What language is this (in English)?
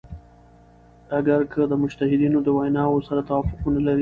Pashto